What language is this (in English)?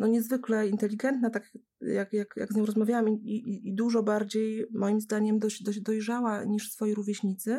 Polish